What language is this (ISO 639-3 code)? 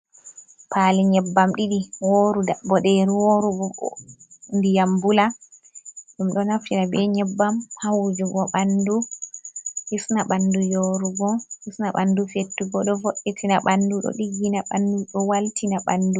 ful